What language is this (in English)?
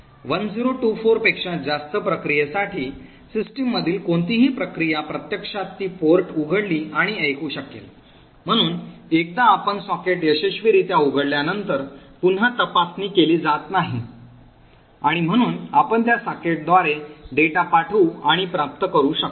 Marathi